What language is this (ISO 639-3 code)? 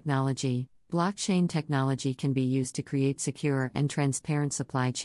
eng